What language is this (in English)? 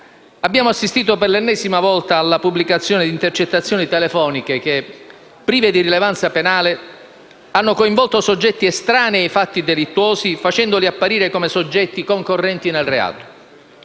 Italian